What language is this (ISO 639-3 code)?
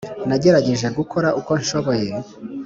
kin